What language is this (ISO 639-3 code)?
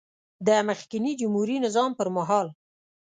pus